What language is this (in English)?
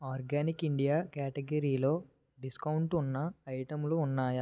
Telugu